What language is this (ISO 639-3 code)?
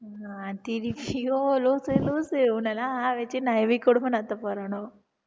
tam